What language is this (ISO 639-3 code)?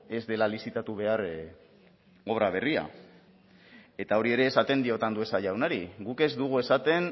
eus